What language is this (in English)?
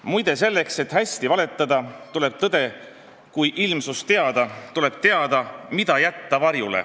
Estonian